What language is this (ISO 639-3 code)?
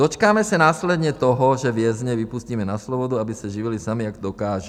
ces